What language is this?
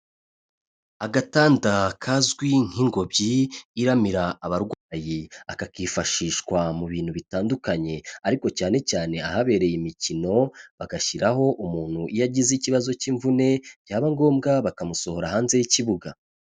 Kinyarwanda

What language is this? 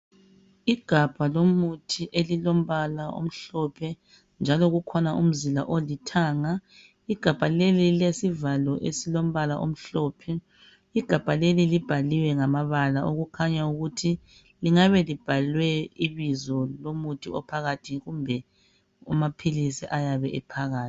North Ndebele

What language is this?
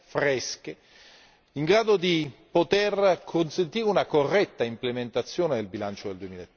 Italian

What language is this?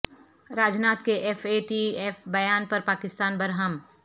Urdu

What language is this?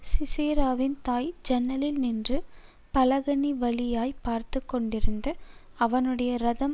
Tamil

